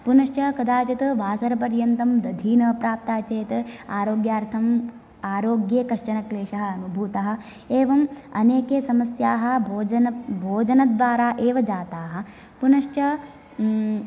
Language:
Sanskrit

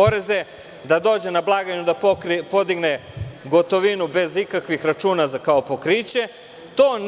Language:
Serbian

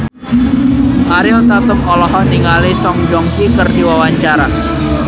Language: Sundanese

